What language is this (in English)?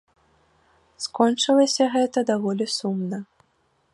Belarusian